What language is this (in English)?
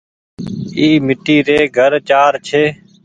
Goaria